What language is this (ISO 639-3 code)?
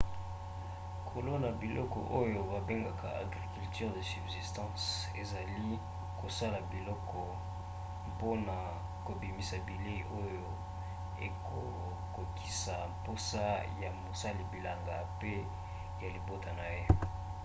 lin